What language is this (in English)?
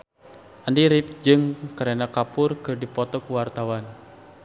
Sundanese